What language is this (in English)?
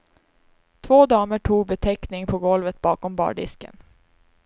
Swedish